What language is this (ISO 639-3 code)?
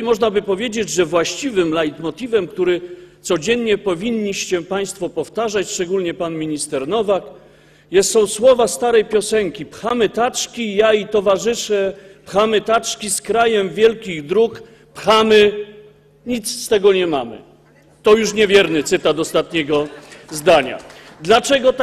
pol